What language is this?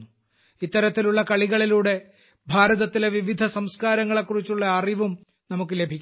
Malayalam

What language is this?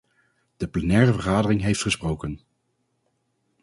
Dutch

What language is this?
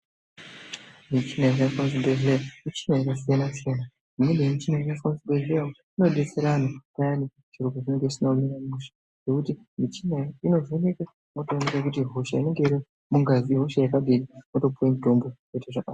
Ndau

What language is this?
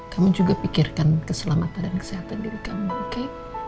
Indonesian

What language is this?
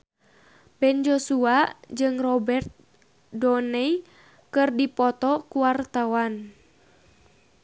Sundanese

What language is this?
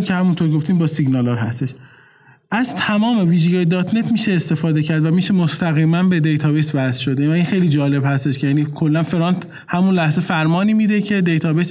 Persian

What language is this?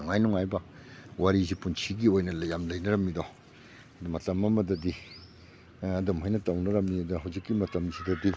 Manipuri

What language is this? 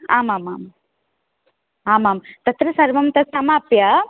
Sanskrit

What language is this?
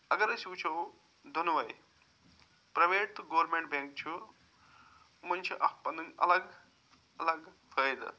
Kashmiri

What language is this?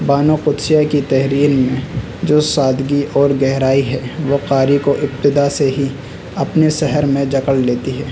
Urdu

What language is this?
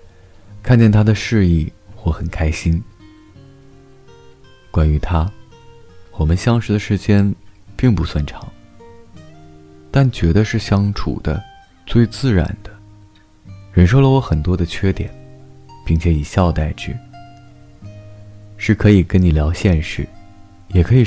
Chinese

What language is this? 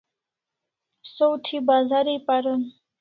Kalasha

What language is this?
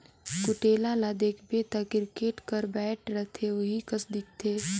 Chhattisgarhi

